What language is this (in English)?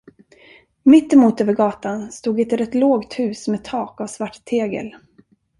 Swedish